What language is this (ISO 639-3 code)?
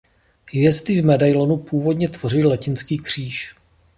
ces